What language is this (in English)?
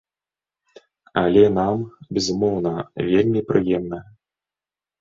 Belarusian